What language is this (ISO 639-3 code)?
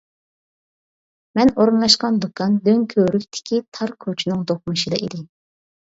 uig